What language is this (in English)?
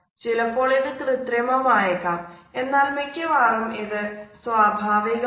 Malayalam